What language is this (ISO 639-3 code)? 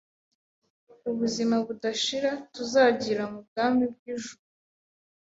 kin